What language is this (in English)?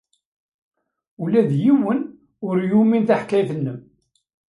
Kabyle